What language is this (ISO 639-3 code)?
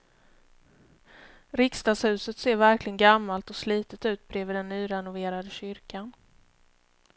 swe